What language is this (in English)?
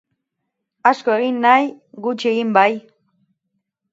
Basque